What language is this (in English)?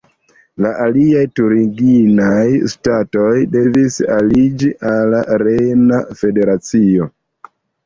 Esperanto